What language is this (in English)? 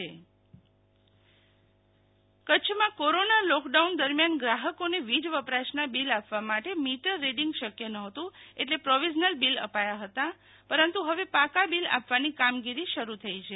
Gujarati